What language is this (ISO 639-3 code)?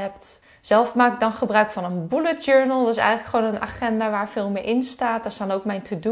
nld